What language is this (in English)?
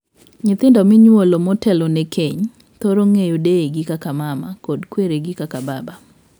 Luo (Kenya and Tanzania)